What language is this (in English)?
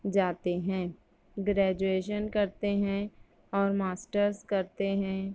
Urdu